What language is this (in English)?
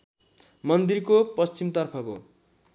Nepali